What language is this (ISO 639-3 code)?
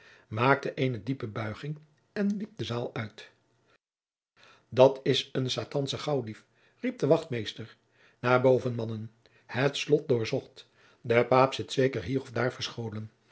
nld